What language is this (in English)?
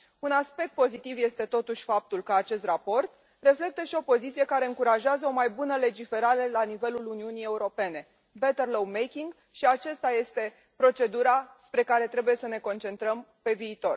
Romanian